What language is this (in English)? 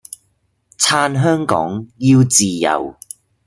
Cantonese